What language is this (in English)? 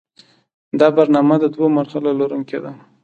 Pashto